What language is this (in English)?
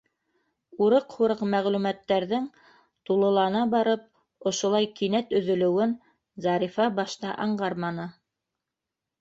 Bashkir